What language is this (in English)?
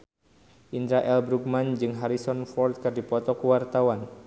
Sundanese